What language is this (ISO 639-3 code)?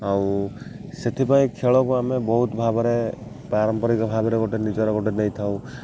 ori